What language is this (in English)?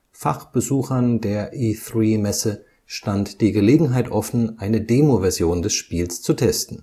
German